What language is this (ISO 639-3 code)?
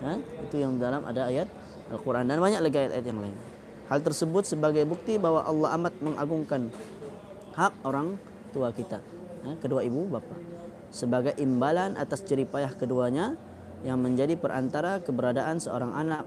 msa